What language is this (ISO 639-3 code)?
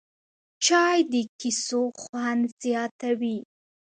pus